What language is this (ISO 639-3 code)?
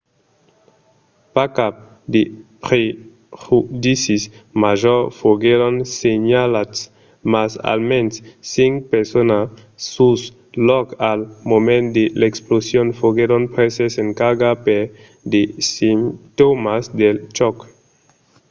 oci